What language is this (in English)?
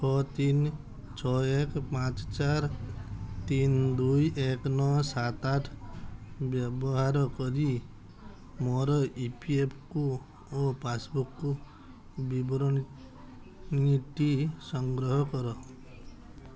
Odia